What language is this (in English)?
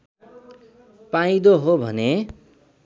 Nepali